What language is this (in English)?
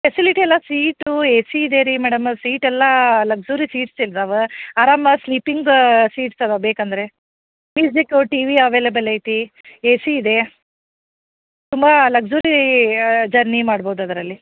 Kannada